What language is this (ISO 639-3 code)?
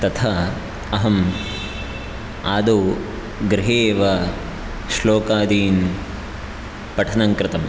san